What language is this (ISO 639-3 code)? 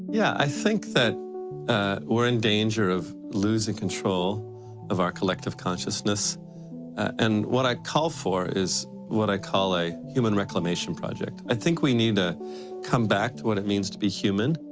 eng